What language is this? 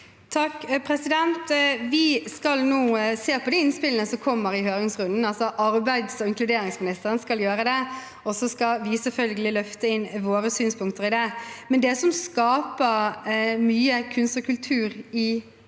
Norwegian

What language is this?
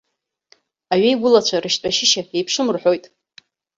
Abkhazian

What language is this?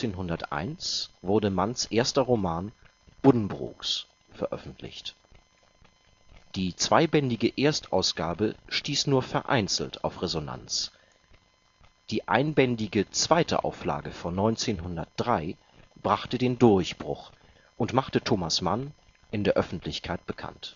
German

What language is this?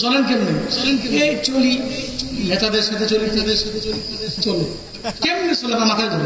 Bangla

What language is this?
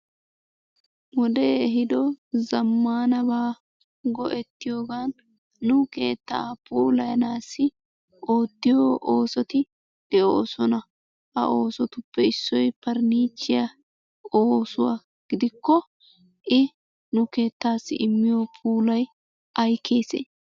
Wolaytta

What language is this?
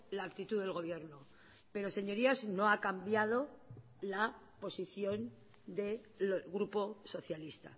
Spanish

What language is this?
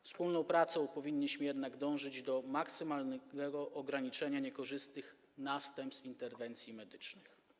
Polish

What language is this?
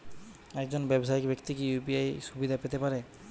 Bangla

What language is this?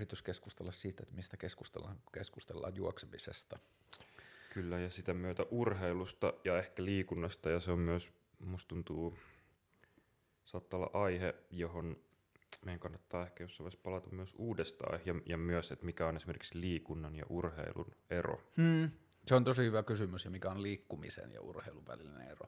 Finnish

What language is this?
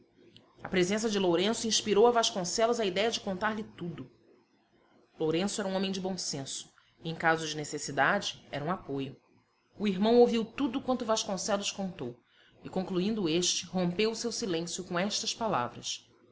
Portuguese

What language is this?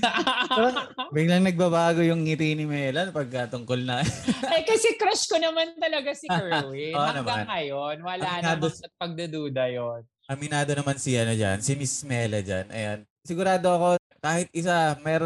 Filipino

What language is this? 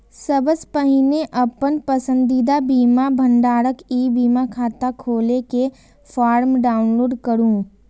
Maithili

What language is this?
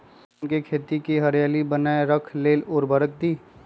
Magahi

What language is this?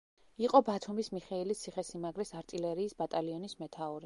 Georgian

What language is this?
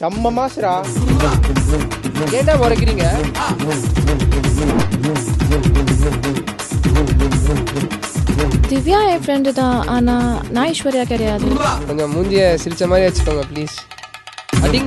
Romanian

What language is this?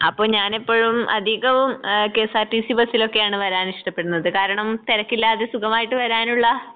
Malayalam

